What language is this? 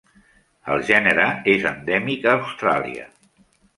Catalan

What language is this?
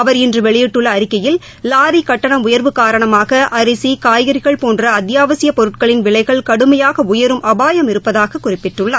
Tamil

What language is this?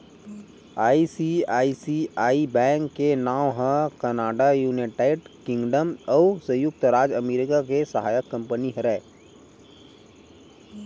Chhattisgarhi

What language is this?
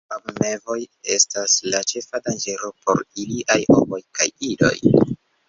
Esperanto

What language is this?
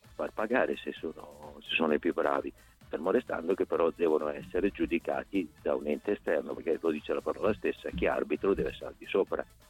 Italian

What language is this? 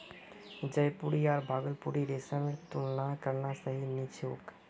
Magahi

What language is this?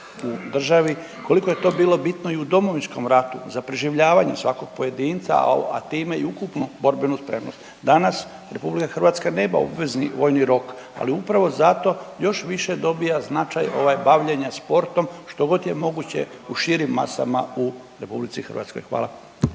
Croatian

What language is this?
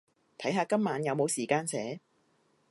Cantonese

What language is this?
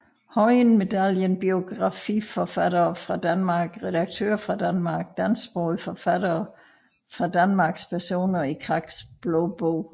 Danish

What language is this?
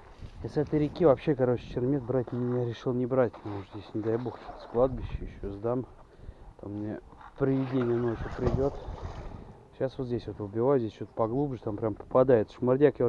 Russian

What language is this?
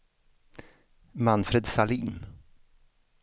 Swedish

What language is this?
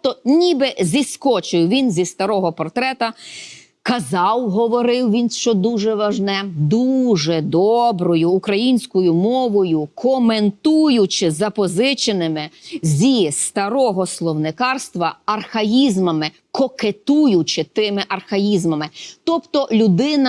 Ukrainian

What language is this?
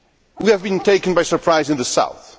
English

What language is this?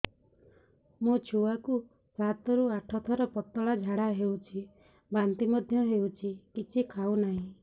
Odia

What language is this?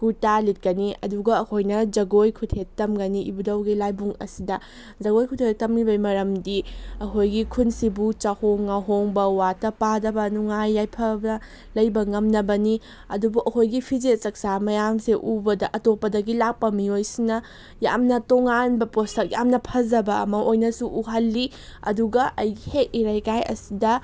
Manipuri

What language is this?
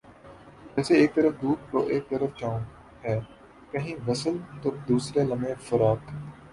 Urdu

